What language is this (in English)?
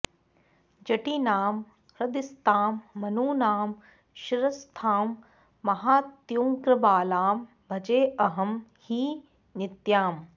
Sanskrit